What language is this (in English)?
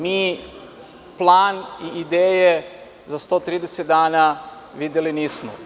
Serbian